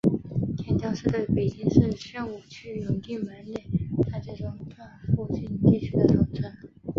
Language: Chinese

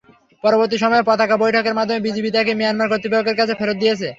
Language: Bangla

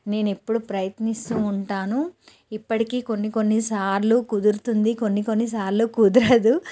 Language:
Telugu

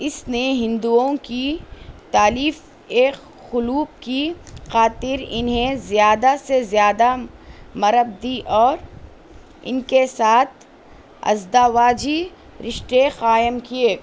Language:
Urdu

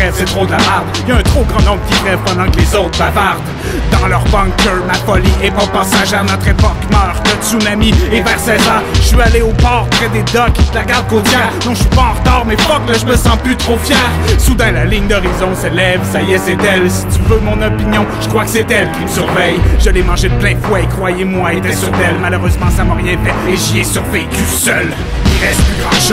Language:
French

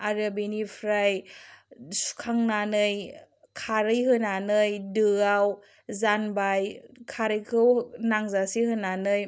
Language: Bodo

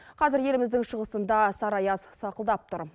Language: Kazakh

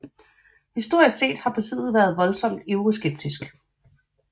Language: Danish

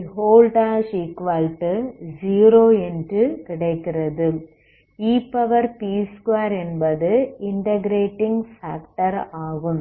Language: Tamil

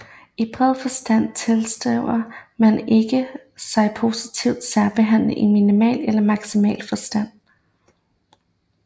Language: Danish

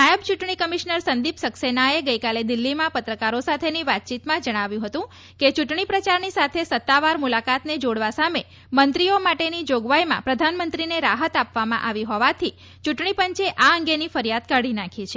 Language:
Gujarati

